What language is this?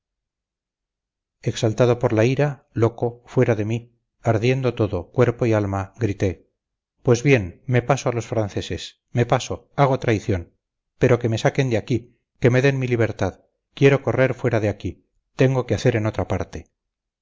Spanish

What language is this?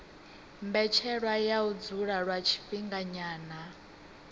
Venda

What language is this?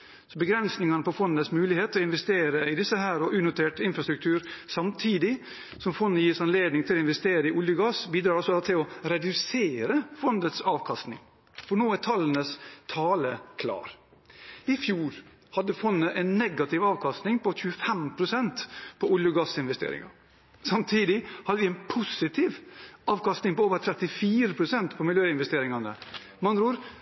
Norwegian Bokmål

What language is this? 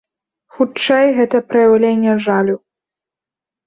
Belarusian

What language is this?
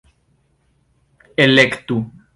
Esperanto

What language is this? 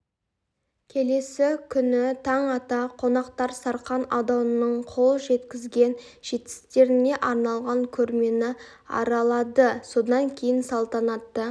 Kazakh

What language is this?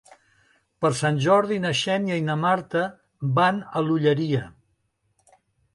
Catalan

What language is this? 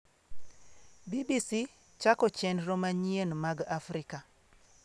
Luo (Kenya and Tanzania)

